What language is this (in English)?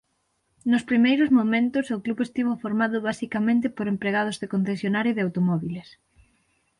Galician